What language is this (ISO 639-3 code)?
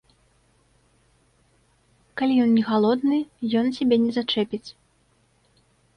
bel